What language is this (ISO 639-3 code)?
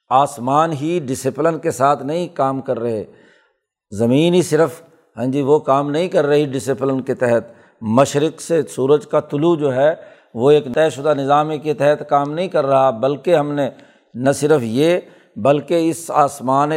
urd